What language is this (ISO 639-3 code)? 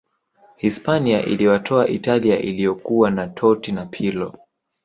swa